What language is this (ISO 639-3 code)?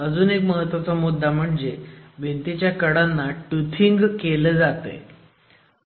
mar